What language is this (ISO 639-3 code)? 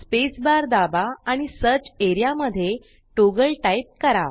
mar